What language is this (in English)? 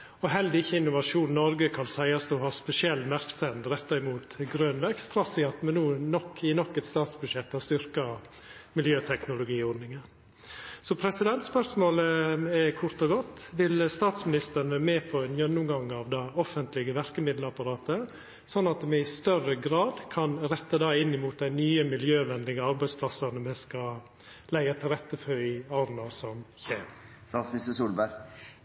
Norwegian Nynorsk